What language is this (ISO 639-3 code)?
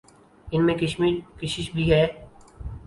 urd